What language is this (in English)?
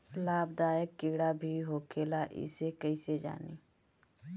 Bhojpuri